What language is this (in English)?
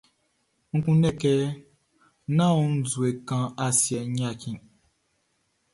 Baoulé